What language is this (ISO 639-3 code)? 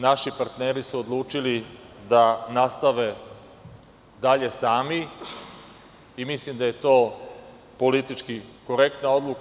srp